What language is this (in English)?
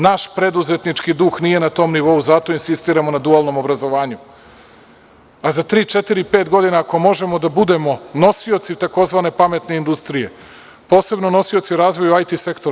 Serbian